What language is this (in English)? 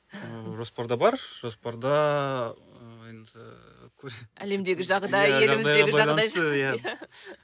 Kazakh